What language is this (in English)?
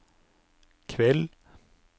Norwegian